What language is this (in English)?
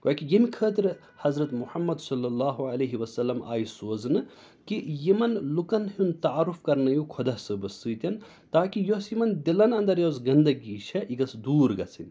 Kashmiri